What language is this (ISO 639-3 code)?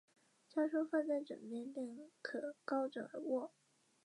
zho